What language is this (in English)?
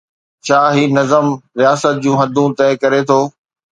Sindhi